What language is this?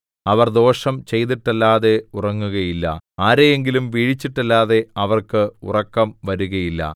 Malayalam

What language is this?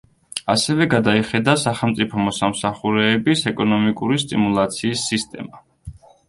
Georgian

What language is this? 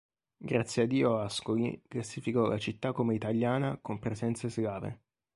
Italian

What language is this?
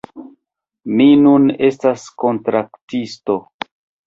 Esperanto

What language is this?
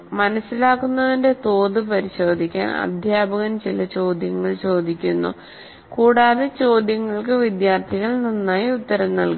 Malayalam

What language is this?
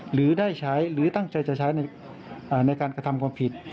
Thai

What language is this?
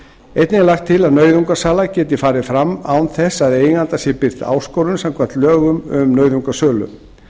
Icelandic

